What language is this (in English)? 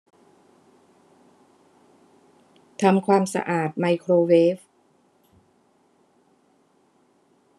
Thai